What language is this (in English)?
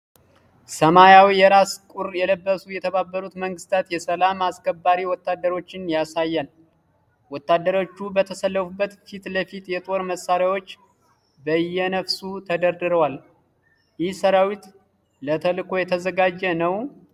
Amharic